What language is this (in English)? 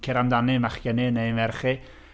Welsh